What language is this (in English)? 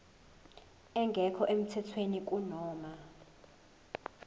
Zulu